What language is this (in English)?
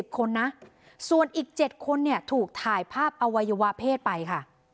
Thai